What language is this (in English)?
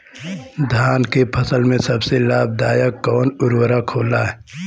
Bhojpuri